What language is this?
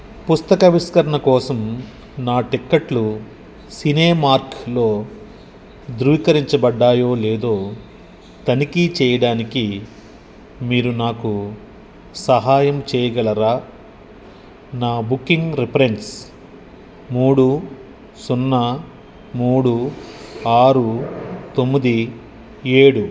Telugu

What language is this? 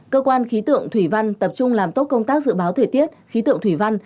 Vietnamese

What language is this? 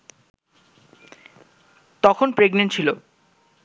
Bangla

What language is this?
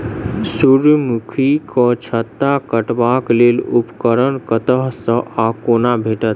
Maithili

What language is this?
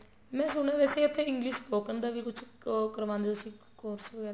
Punjabi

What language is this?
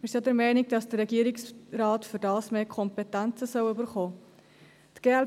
Swiss German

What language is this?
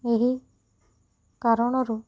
Odia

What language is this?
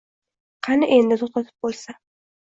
Uzbek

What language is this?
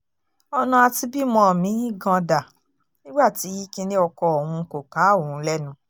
Yoruba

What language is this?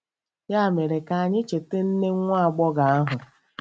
Igbo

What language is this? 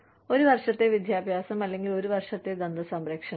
Malayalam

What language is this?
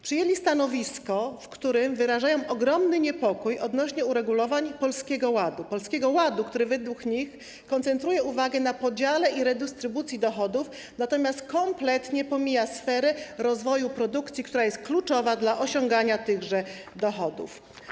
Polish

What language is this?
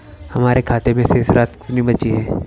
Hindi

